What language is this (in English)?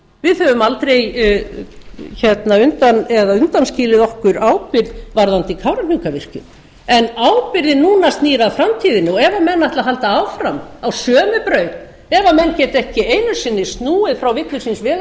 Icelandic